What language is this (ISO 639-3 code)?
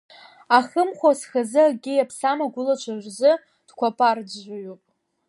abk